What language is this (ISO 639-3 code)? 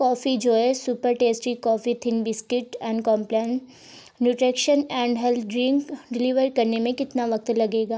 urd